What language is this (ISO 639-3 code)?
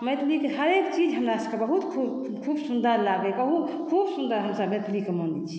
mai